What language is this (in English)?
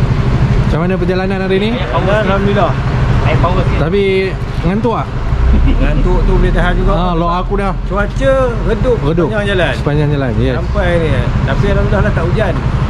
Malay